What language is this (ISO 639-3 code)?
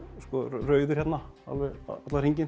isl